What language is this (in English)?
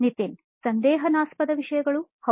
Kannada